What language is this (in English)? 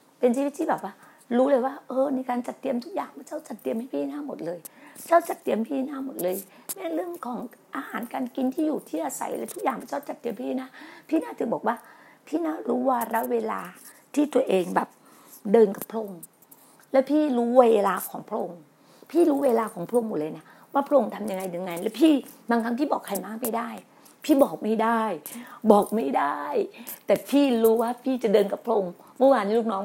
Thai